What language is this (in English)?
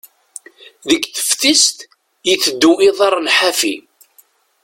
Kabyle